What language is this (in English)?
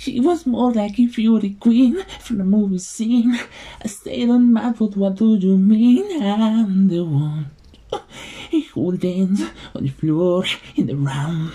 Spanish